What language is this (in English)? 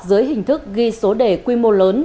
Vietnamese